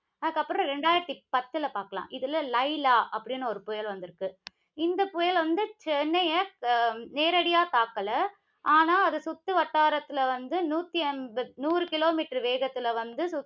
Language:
Tamil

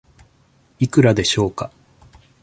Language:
Japanese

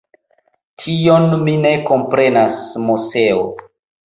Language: Esperanto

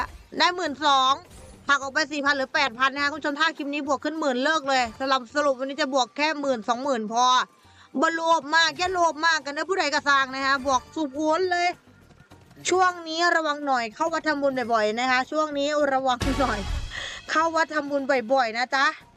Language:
Thai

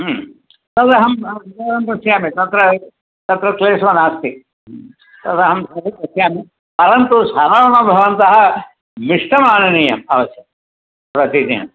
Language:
Sanskrit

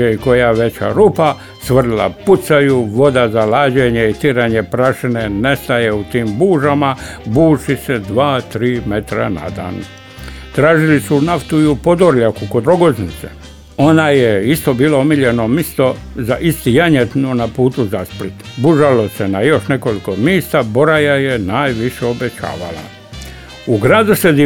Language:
Croatian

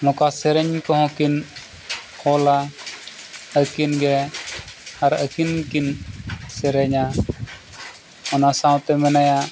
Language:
Santali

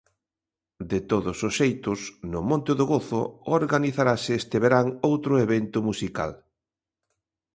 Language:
Galician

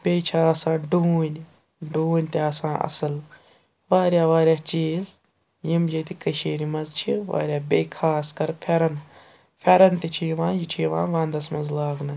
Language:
Kashmiri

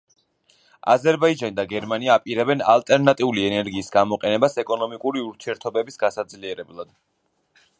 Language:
Georgian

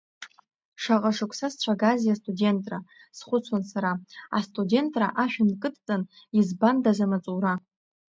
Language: Abkhazian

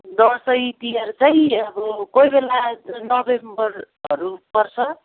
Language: Nepali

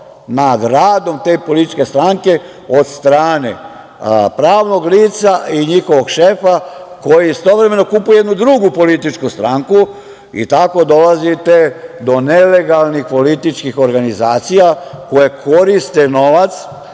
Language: Serbian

